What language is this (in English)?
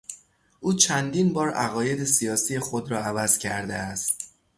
Persian